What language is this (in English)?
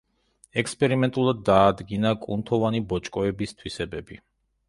Georgian